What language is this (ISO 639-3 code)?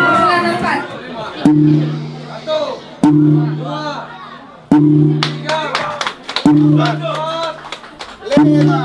msa